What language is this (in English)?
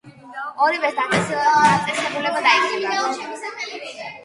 Georgian